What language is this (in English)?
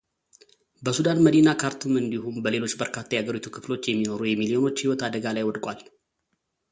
Amharic